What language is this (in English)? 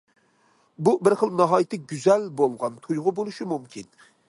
Uyghur